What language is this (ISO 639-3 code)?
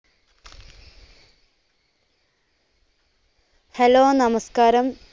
mal